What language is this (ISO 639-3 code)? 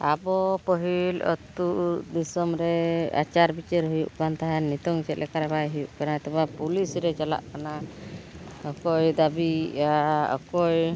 sat